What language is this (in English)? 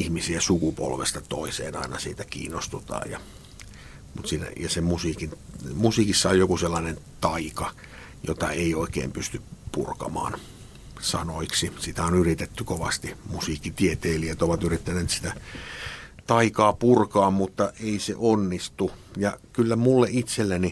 Finnish